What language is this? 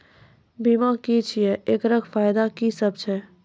Maithili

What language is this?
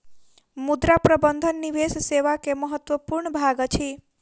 Maithili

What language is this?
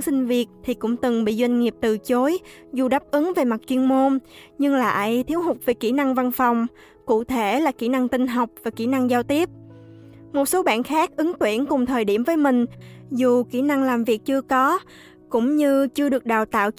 Vietnamese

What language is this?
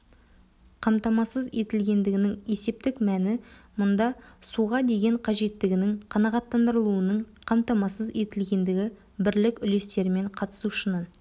Kazakh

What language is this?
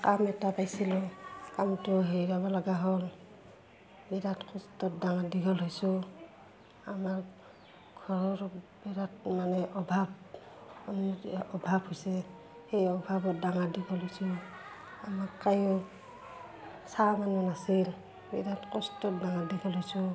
Assamese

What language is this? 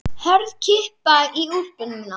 Icelandic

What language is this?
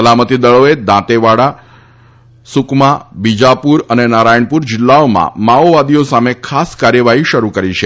Gujarati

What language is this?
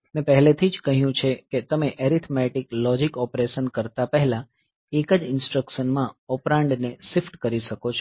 Gujarati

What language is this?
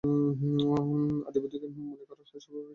Bangla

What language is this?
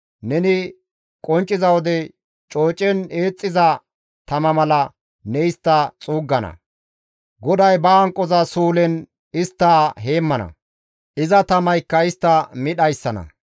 Gamo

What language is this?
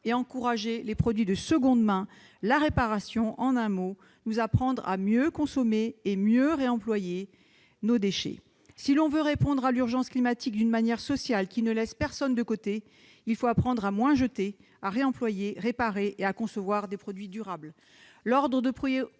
French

